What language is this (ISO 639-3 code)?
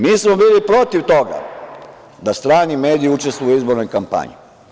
srp